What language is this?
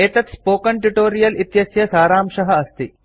Sanskrit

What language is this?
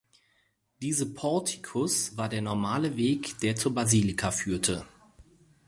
German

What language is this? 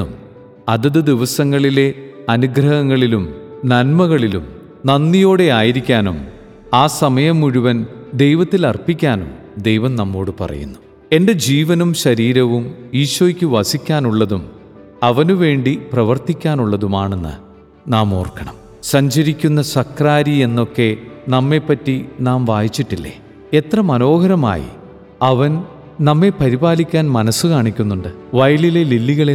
Malayalam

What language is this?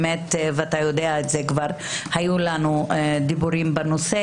Hebrew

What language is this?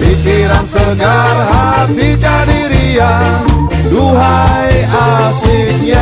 Indonesian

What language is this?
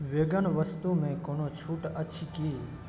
Maithili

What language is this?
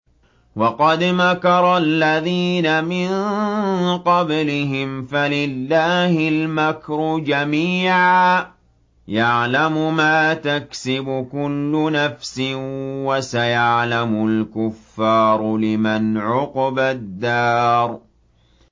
Arabic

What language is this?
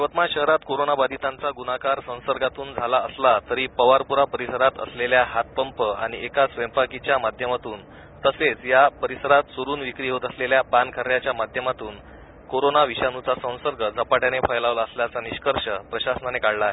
Marathi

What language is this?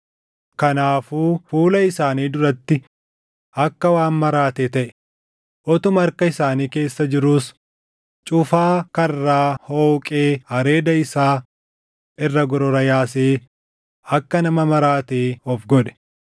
Oromo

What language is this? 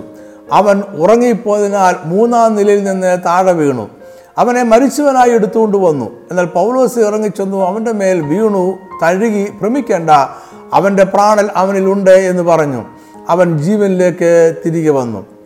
Malayalam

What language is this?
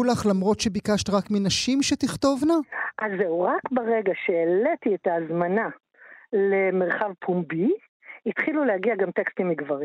Hebrew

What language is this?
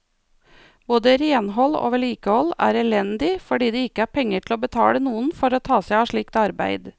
Norwegian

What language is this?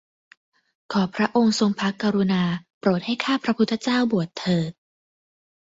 Thai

